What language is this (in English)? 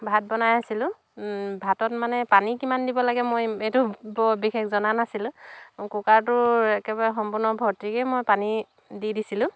Assamese